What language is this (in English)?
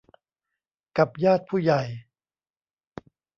Thai